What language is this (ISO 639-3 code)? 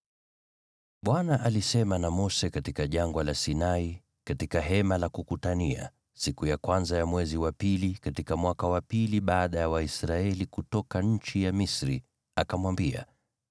swa